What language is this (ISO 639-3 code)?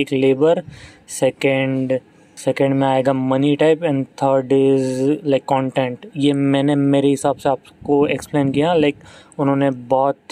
hin